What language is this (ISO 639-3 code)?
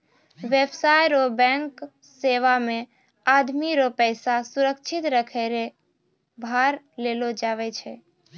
mai